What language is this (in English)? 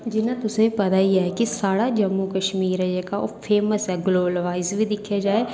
Dogri